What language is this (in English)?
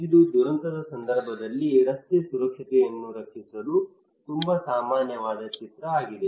Kannada